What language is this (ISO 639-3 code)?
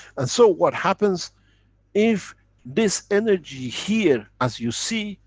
eng